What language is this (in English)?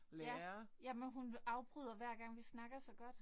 Danish